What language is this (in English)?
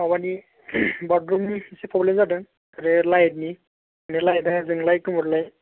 Bodo